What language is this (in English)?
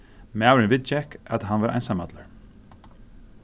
Faroese